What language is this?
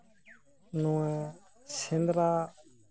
Santali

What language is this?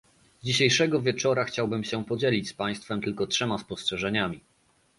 Polish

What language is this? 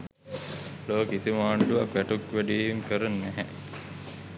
Sinhala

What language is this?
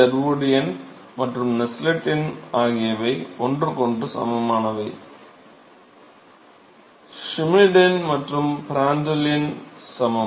Tamil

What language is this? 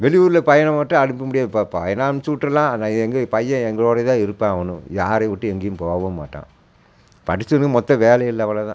Tamil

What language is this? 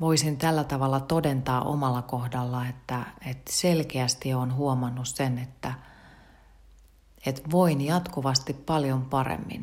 Finnish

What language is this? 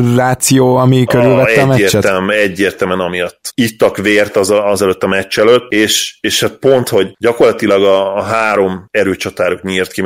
Hungarian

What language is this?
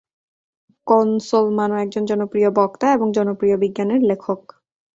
Bangla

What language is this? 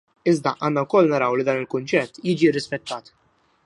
Maltese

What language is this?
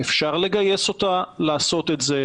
Hebrew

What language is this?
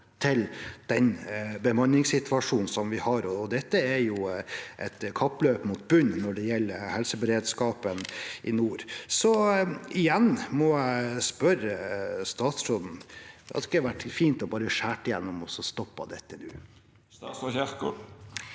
Norwegian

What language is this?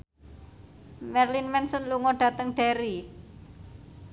Javanese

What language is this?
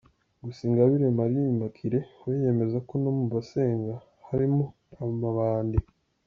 Kinyarwanda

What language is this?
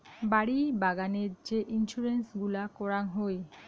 Bangla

